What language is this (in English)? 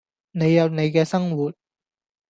Cantonese